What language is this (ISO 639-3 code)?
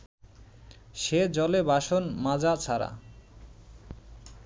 ben